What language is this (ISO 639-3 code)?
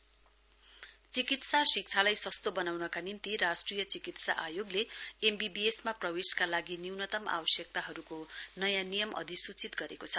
nep